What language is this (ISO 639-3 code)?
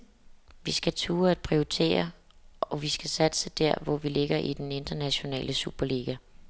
dan